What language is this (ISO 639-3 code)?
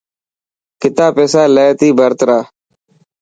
mki